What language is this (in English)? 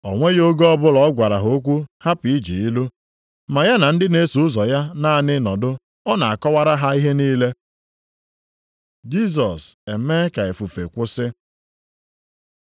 Igbo